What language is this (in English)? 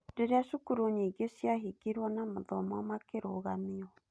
Kikuyu